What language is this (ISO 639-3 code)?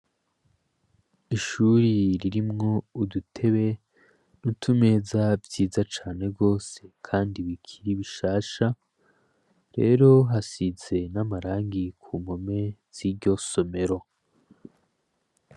run